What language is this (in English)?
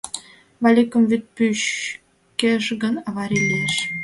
Mari